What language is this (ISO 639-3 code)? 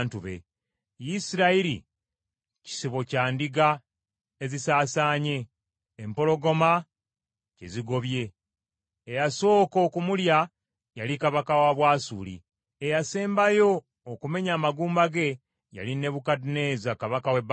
lug